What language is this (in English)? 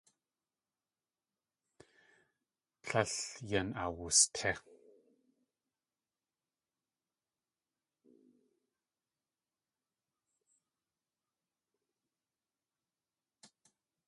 Tlingit